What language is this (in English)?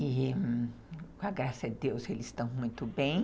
Portuguese